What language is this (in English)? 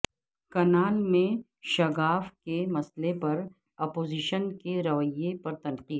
Urdu